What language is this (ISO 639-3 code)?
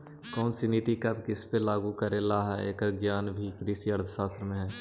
mag